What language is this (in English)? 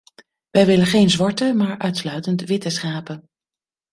Dutch